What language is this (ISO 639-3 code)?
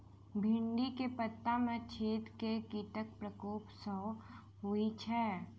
mai